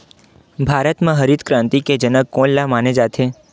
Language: Chhattisgarhi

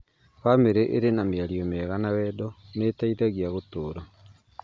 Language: Kikuyu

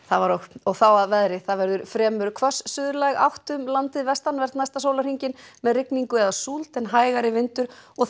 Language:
Icelandic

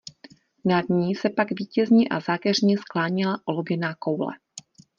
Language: Czech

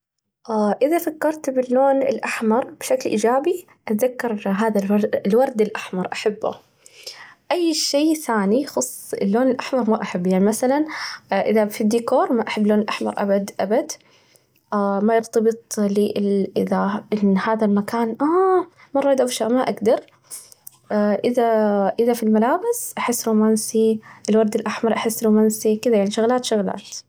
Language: Najdi Arabic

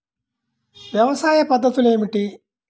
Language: Telugu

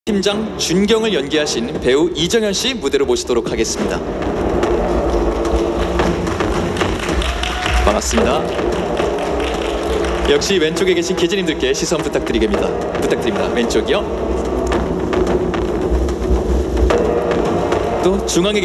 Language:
Korean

